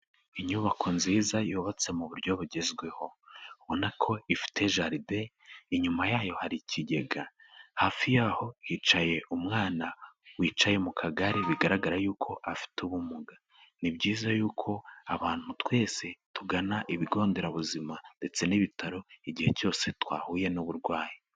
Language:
Kinyarwanda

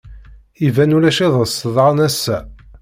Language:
Kabyle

